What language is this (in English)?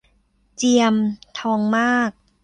Thai